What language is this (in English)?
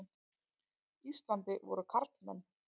Icelandic